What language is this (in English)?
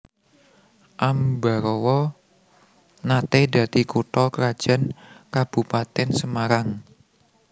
Javanese